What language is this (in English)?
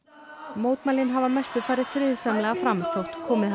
Icelandic